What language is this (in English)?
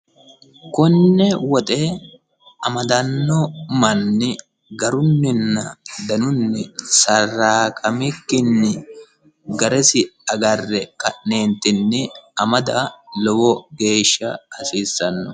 Sidamo